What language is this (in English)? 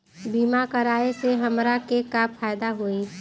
Bhojpuri